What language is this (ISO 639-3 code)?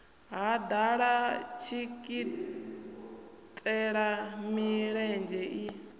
ven